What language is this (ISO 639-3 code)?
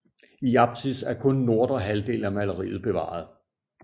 dan